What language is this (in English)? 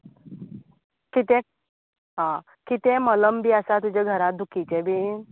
Konkani